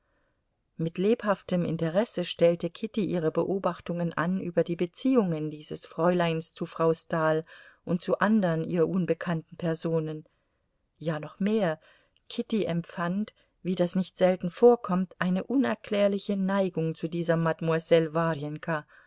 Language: German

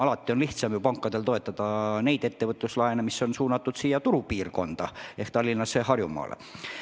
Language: Estonian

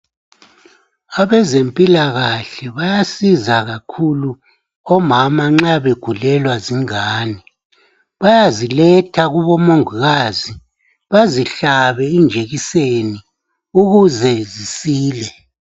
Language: North Ndebele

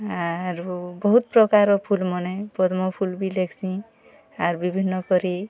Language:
Odia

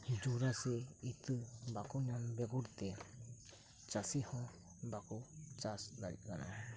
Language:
Santali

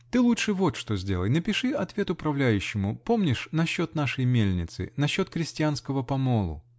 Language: Russian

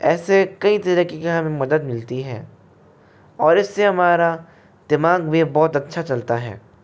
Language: Hindi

